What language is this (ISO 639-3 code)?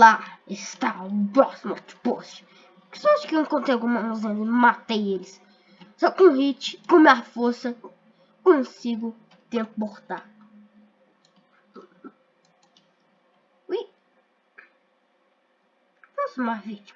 por